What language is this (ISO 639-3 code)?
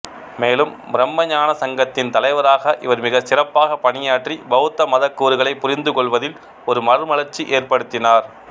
tam